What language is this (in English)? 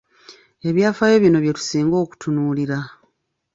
Ganda